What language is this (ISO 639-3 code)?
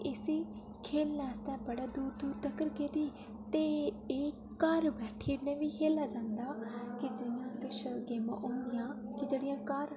doi